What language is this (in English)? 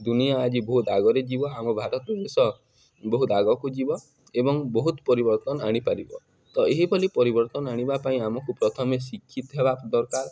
Odia